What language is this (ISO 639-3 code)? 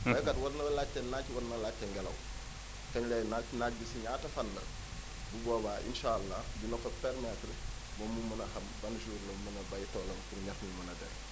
wol